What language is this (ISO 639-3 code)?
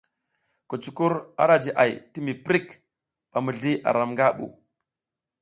giz